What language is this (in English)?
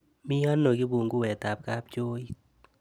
Kalenjin